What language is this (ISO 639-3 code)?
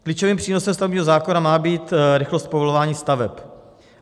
ces